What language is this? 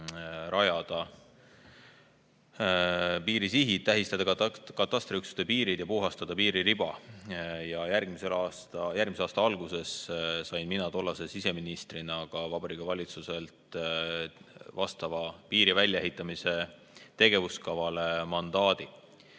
Estonian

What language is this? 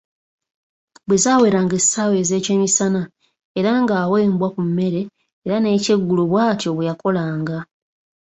Ganda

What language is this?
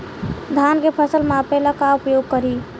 Bhojpuri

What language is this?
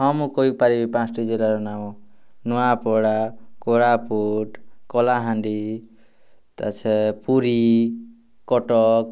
Odia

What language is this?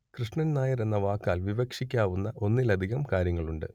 Malayalam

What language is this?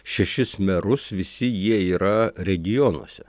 Lithuanian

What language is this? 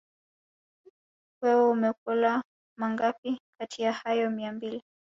Swahili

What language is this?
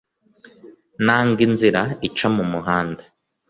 Kinyarwanda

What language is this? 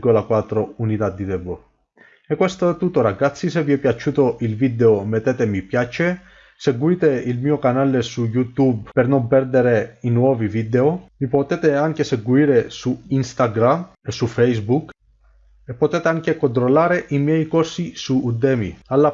Italian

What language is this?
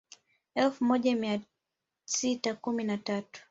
Swahili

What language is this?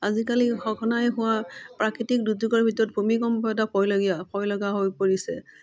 Assamese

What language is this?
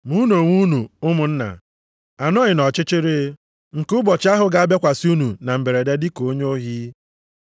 Igbo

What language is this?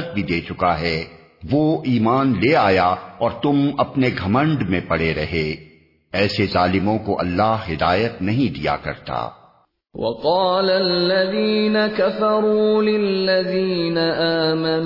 Urdu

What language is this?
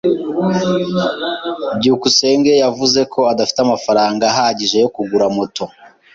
Kinyarwanda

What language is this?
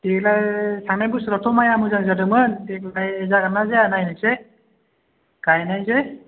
Bodo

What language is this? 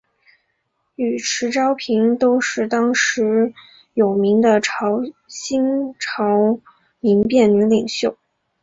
Chinese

